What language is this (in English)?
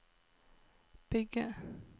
Norwegian